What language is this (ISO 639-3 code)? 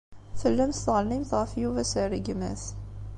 kab